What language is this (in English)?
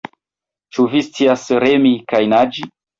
Esperanto